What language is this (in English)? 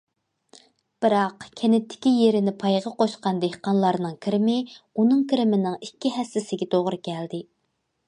Uyghur